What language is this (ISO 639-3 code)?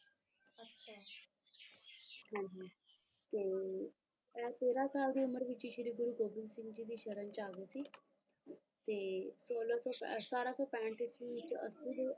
pan